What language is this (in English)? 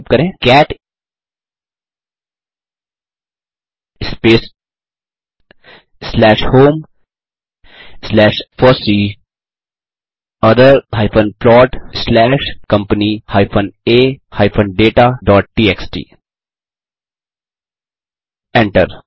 Hindi